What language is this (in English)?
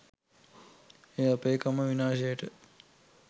Sinhala